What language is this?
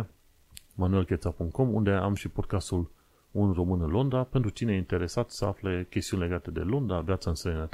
Romanian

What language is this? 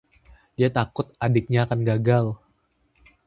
Indonesian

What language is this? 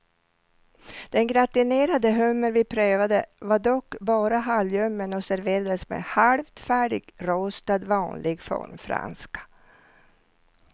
Swedish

